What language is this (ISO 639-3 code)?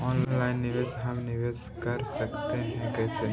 mag